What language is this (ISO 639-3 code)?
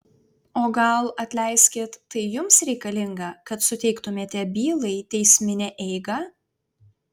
lit